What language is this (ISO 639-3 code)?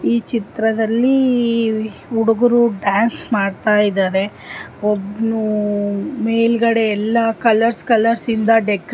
kan